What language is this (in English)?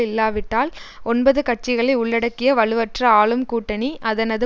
Tamil